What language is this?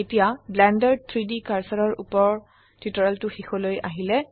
Assamese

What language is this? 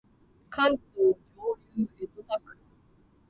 Japanese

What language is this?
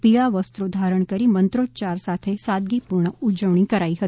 Gujarati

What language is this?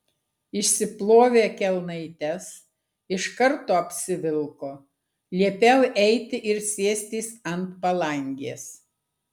Lithuanian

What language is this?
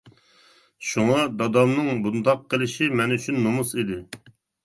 Uyghur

